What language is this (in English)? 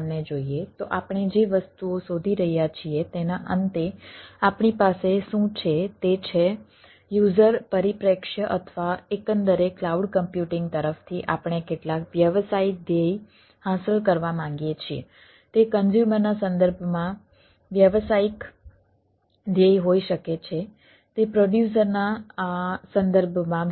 Gujarati